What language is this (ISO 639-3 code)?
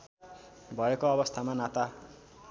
nep